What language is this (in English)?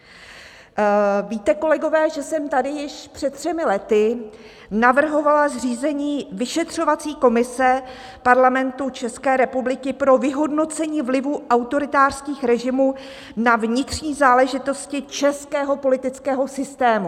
Czech